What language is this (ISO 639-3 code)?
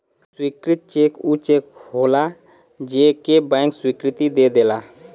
bho